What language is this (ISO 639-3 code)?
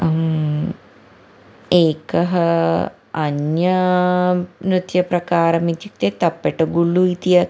san